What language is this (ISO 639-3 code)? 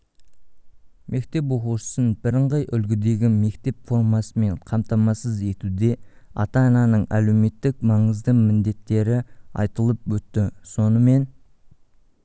kaz